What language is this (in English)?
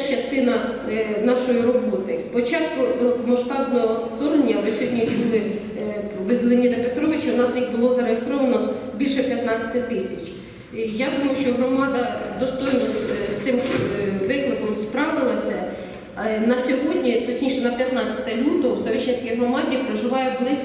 Ukrainian